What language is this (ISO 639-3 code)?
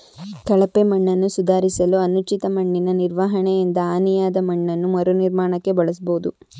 kan